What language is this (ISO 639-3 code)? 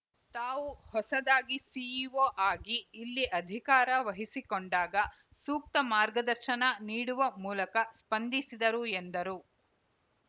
kan